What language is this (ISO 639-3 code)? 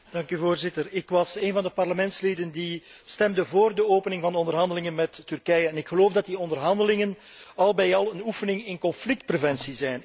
nld